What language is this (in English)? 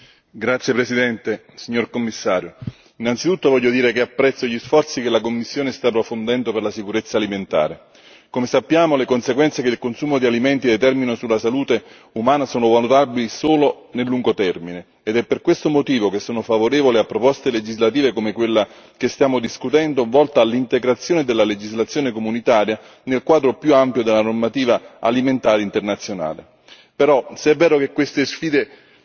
Italian